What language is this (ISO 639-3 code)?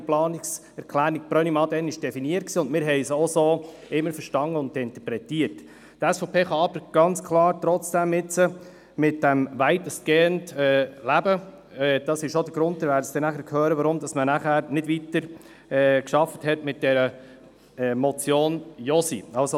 gsw